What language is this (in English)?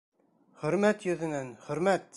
Bashkir